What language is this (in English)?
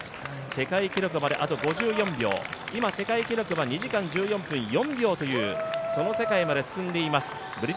Japanese